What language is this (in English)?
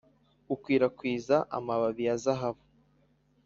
Kinyarwanda